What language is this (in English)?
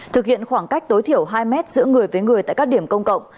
Vietnamese